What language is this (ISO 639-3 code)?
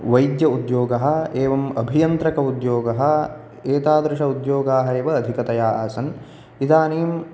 san